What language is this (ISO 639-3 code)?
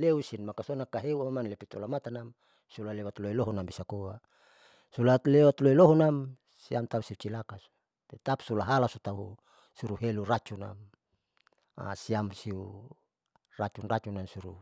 sau